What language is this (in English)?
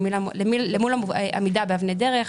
Hebrew